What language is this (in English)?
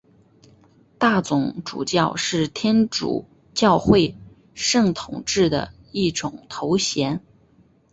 Chinese